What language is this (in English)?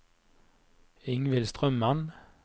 Norwegian